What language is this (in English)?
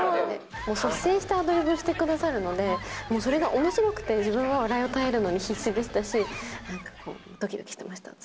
Japanese